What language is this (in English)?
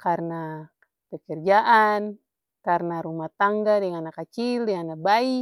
Ambonese Malay